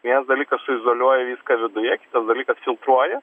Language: Lithuanian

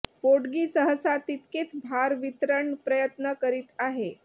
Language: Marathi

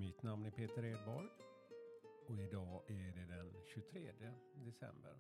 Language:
Swedish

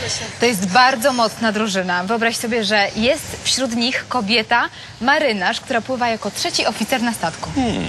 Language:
Polish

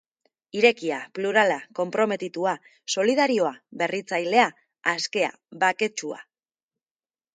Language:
Basque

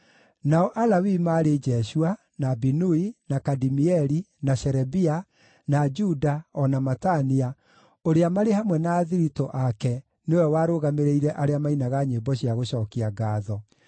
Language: Kikuyu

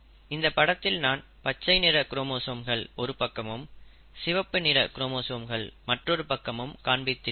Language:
Tamil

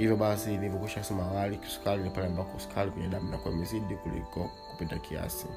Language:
Swahili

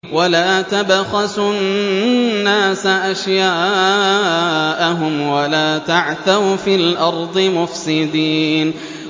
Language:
Arabic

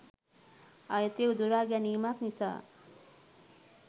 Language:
Sinhala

